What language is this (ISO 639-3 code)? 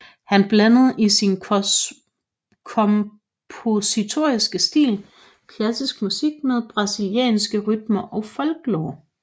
dan